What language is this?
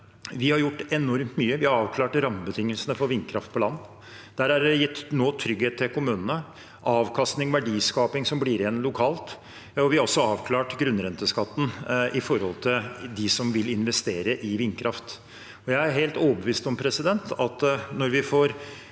Norwegian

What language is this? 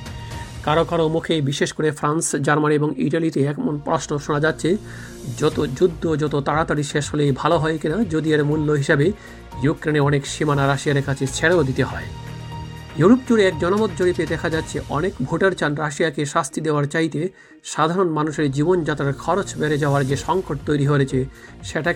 Bangla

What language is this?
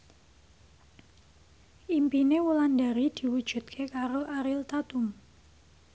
Javanese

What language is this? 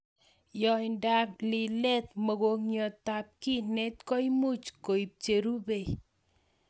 Kalenjin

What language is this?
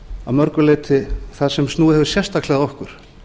Icelandic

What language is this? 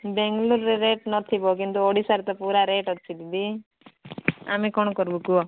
Odia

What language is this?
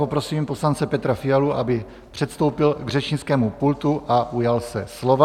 Czech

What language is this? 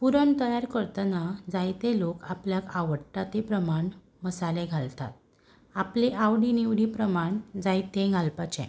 Konkani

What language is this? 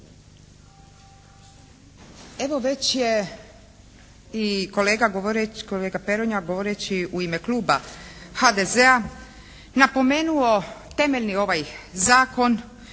Croatian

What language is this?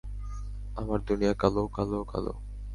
Bangla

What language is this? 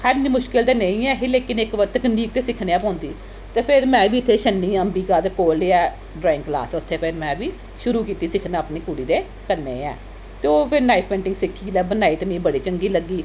Dogri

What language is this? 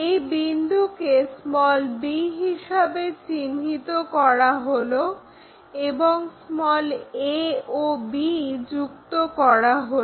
Bangla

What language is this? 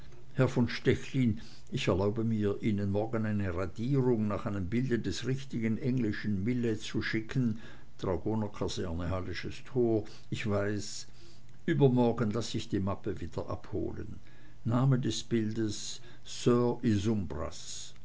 German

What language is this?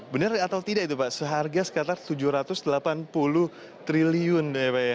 Indonesian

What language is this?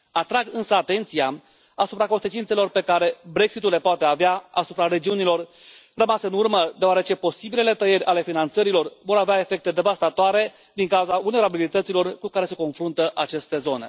Romanian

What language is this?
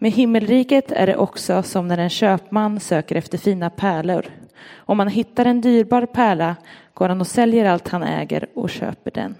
Swedish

